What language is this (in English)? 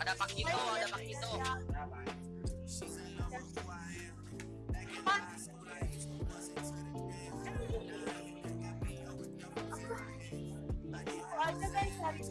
Indonesian